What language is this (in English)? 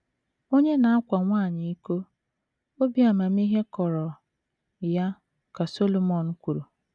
Igbo